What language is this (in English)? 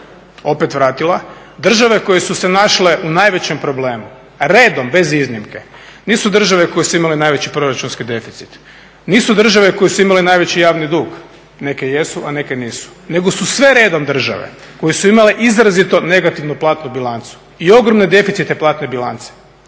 Croatian